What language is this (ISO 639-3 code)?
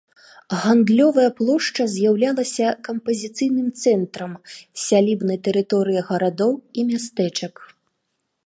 bel